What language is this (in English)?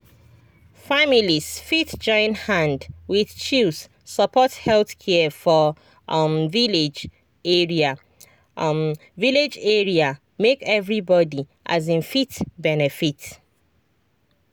Nigerian Pidgin